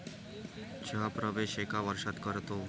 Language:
Marathi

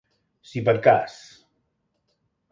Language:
Catalan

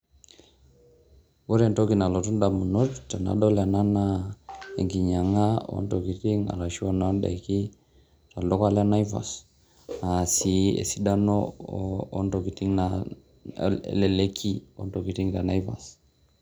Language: Masai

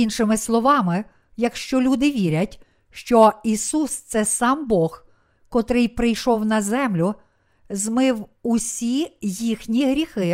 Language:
Ukrainian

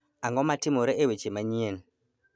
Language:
Luo (Kenya and Tanzania)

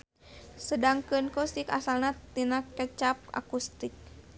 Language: Sundanese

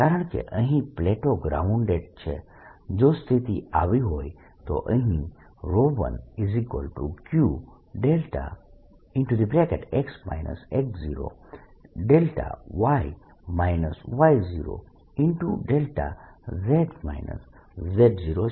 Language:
Gujarati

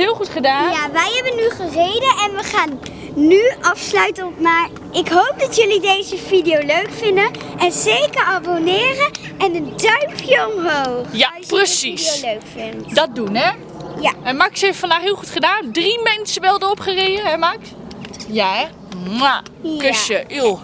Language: Dutch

